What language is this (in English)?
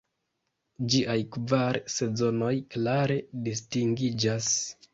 Esperanto